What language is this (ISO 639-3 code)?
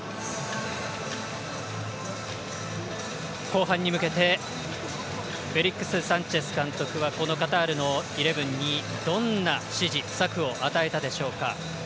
jpn